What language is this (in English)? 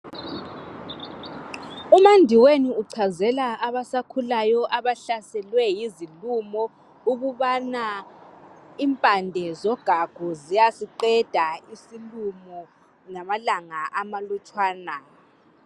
North Ndebele